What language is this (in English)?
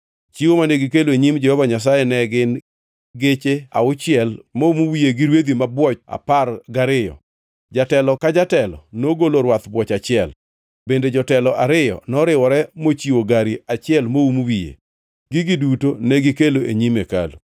Luo (Kenya and Tanzania)